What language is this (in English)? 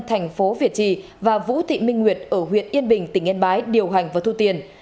Vietnamese